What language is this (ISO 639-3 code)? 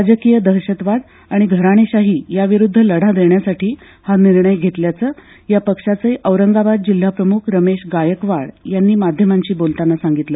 mar